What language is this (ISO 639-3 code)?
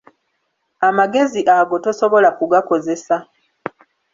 lug